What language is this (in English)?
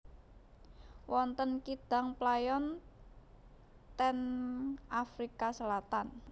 Javanese